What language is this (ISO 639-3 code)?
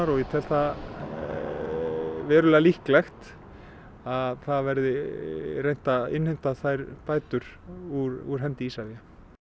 isl